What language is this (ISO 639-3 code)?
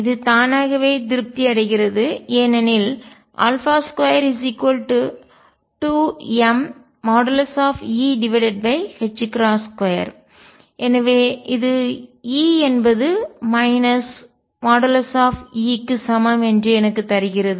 tam